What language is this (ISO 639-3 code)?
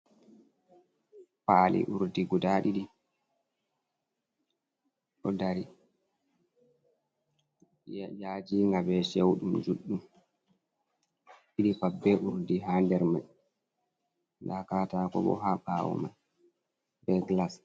ful